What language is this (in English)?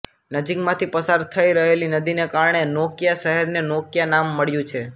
Gujarati